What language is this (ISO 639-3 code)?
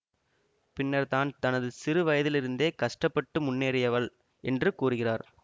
tam